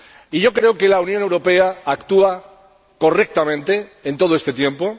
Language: Spanish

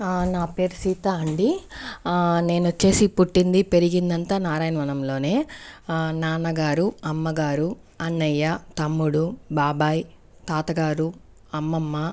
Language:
Telugu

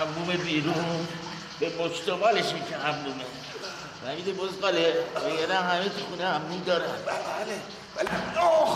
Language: Persian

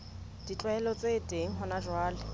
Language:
Southern Sotho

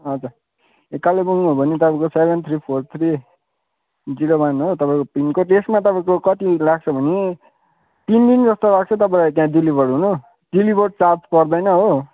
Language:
Nepali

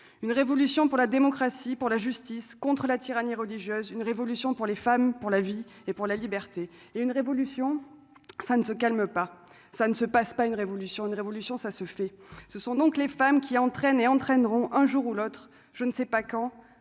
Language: French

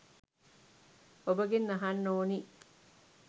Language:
Sinhala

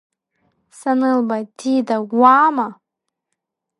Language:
Abkhazian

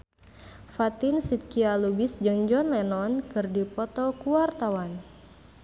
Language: Sundanese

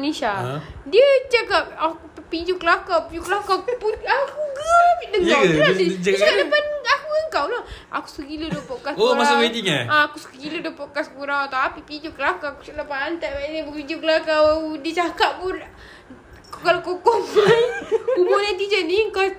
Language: Malay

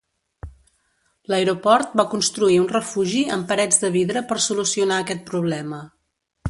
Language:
Catalan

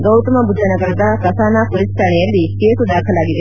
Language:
Kannada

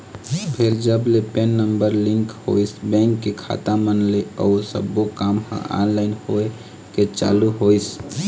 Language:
Chhattisgarhi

